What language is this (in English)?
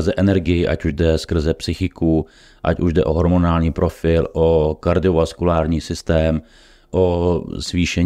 Czech